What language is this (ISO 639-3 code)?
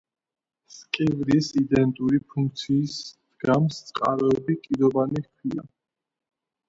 kat